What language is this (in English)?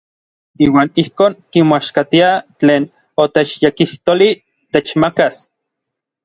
Orizaba Nahuatl